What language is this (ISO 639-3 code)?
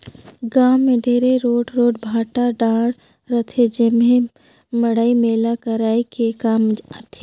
hne